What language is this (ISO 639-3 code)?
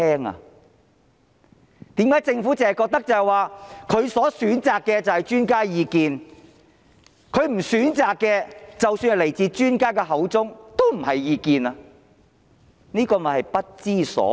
yue